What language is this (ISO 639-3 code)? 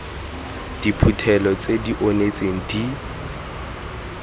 tsn